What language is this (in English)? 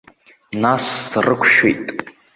Abkhazian